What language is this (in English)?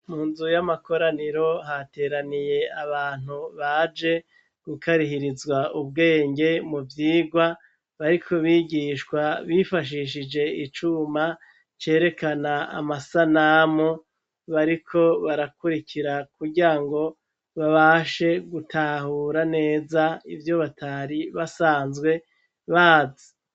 Rundi